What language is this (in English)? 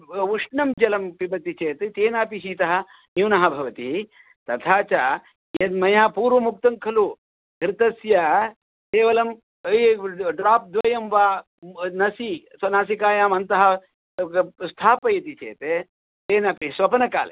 Sanskrit